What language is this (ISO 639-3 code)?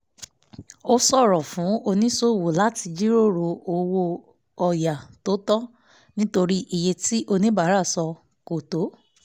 yor